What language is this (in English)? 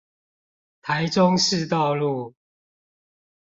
Chinese